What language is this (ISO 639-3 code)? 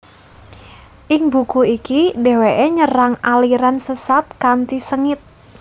jav